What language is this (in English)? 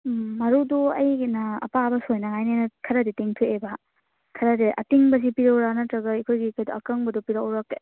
Manipuri